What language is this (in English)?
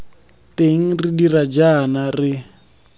Tswana